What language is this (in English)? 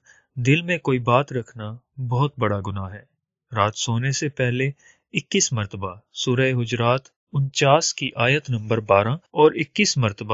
Hindi